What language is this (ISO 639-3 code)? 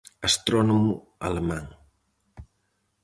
glg